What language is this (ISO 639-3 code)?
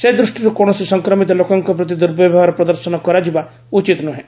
ori